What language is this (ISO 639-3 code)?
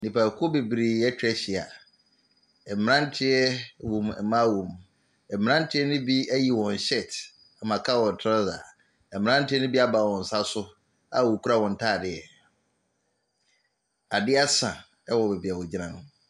aka